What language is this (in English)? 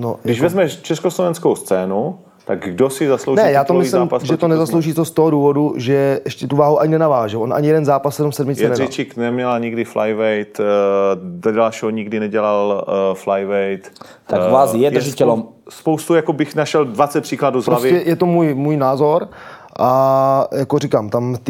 Czech